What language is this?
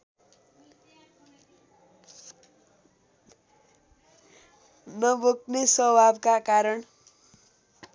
Nepali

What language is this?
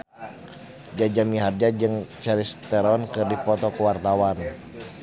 Sundanese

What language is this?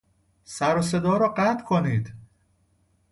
Persian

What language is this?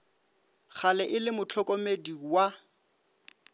Northern Sotho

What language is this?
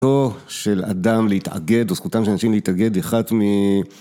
Hebrew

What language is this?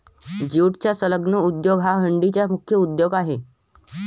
Marathi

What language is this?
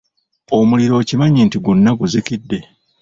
Ganda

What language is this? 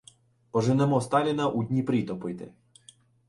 Ukrainian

